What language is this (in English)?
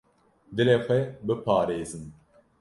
Kurdish